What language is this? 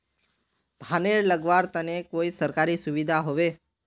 Magahi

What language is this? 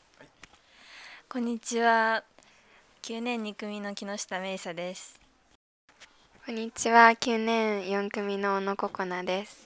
Japanese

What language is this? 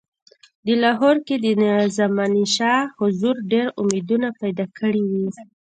Pashto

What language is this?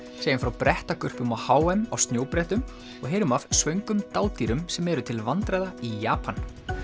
Icelandic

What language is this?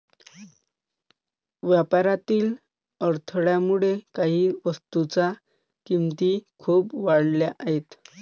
Marathi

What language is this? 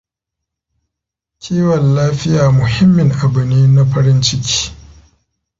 Hausa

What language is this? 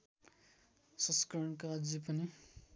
Nepali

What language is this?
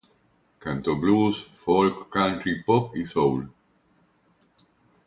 Spanish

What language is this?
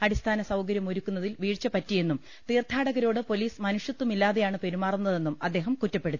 Malayalam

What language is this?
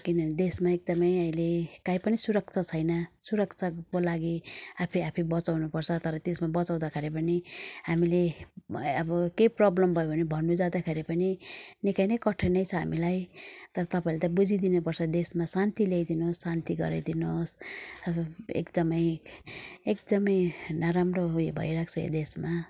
Nepali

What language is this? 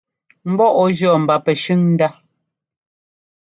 Ngomba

